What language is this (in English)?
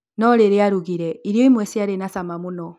Kikuyu